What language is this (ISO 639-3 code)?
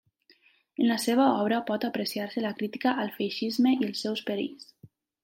cat